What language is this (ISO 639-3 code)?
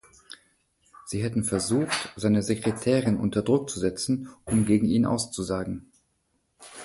deu